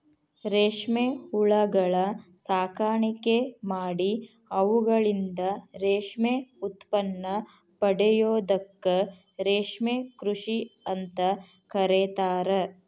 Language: Kannada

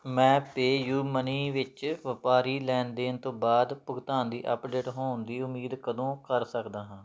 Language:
Punjabi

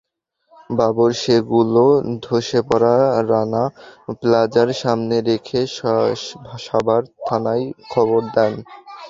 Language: Bangla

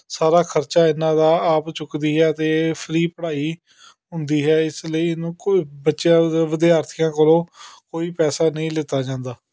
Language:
Punjabi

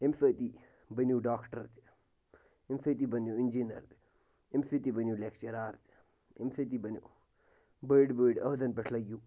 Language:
Kashmiri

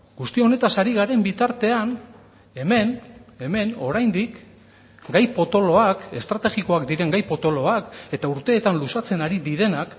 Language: Basque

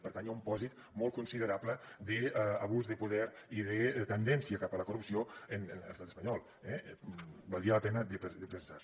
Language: Catalan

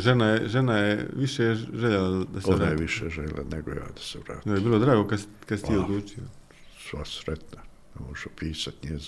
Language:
Croatian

